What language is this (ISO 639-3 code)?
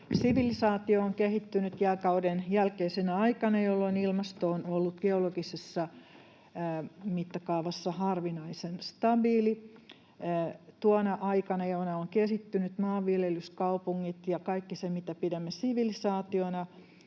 fin